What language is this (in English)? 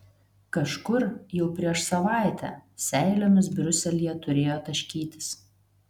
Lithuanian